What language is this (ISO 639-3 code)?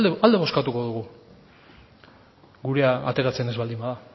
eus